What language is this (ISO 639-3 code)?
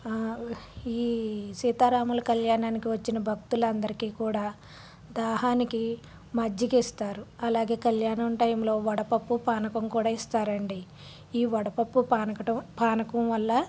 tel